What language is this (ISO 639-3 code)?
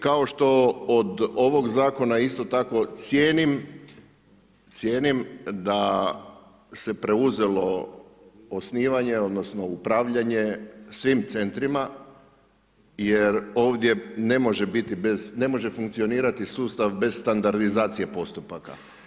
hrv